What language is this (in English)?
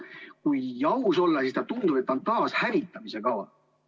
Estonian